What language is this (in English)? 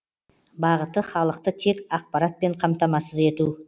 Kazakh